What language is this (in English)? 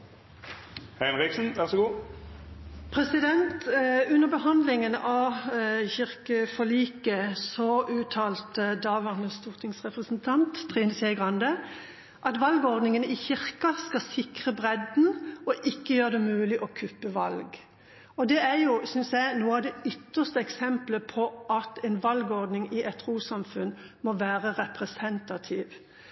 Norwegian Bokmål